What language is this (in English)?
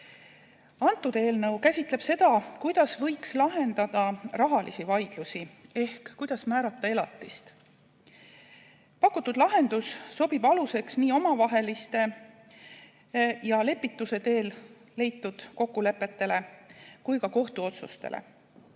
Estonian